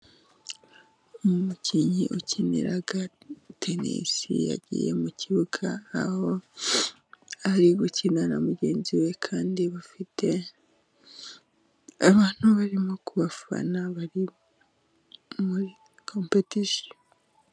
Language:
Kinyarwanda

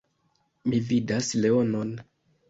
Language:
Esperanto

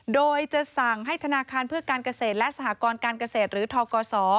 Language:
Thai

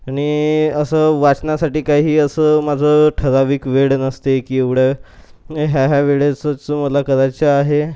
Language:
Marathi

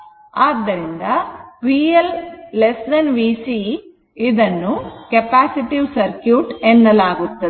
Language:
Kannada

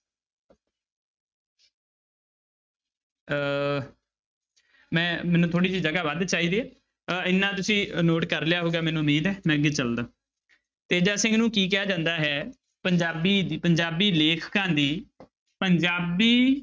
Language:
Punjabi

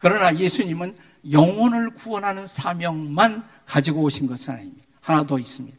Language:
Korean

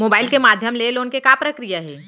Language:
Chhattisgarhi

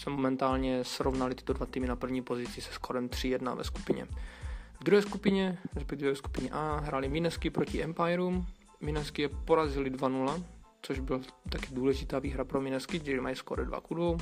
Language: Czech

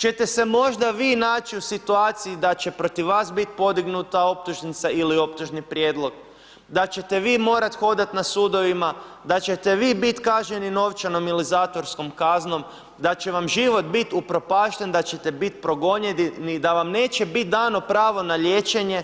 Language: Croatian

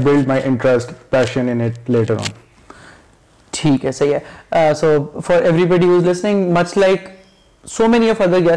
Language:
Urdu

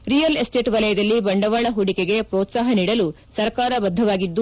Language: Kannada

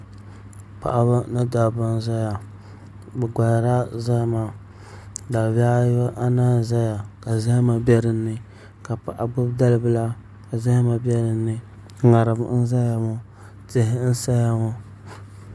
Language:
Dagbani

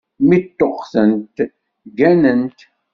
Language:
Kabyle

